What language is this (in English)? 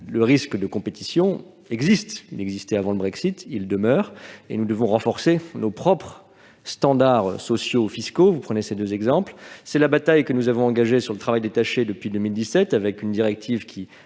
French